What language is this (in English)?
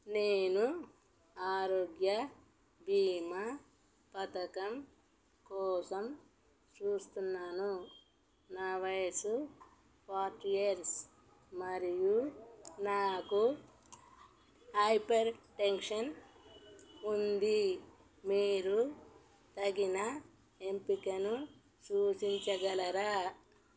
Telugu